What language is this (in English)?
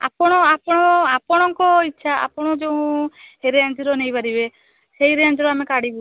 Odia